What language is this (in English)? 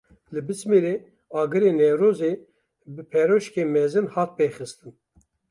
Kurdish